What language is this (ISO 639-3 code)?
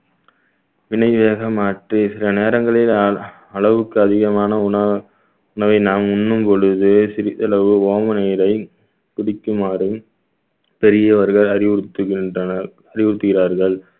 tam